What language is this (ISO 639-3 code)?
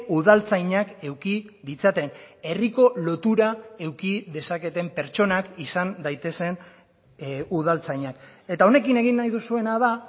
eus